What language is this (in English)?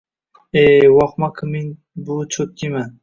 Uzbek